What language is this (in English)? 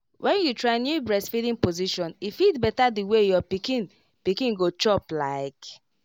Nigerian Pidgin